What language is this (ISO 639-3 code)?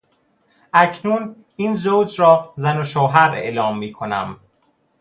fas